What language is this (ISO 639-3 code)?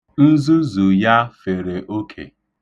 ibo